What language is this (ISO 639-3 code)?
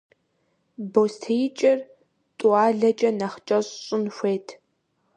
kbd